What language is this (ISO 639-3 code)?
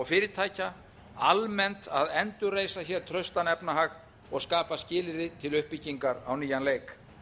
isl